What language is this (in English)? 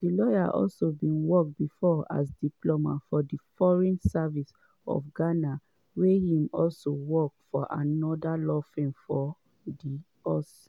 Nigerian Pidgin